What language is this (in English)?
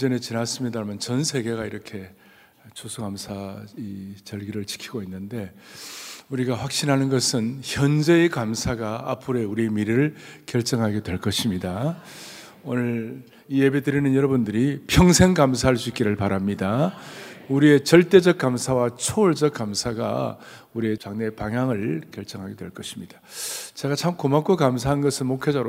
Korean